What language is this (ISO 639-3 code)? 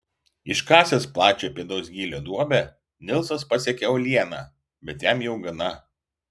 lit